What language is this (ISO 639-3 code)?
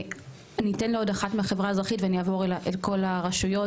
heb